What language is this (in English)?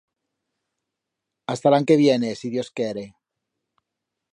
Aragonese